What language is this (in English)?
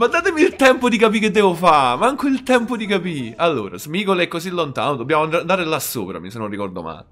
Italian